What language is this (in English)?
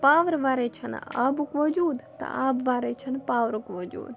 Kashmiri